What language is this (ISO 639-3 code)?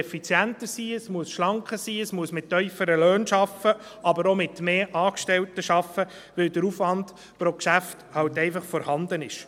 gsw